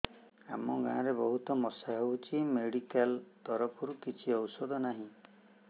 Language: Odia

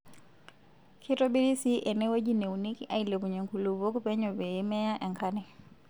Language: Masai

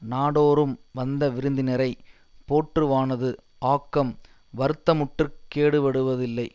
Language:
Tamil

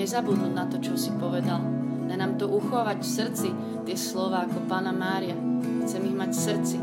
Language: Slovak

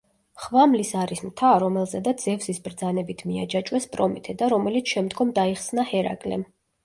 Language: Georgian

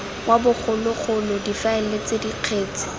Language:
Tswana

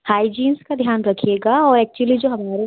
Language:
Hindi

